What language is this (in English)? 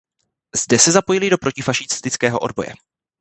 Czech